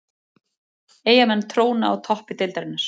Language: Icelandic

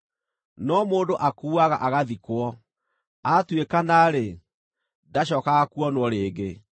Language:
Kikuyu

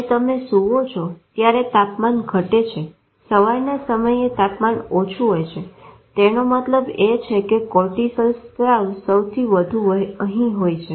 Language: Gujarati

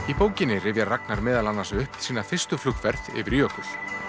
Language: Icelandic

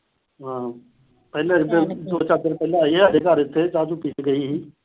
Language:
Punjabi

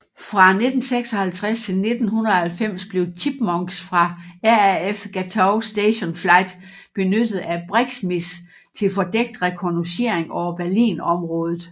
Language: Danish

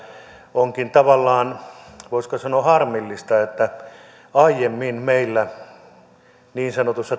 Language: Finnish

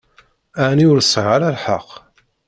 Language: Kabyle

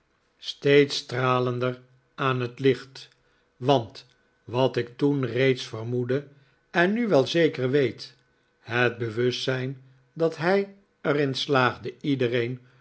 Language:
Dutch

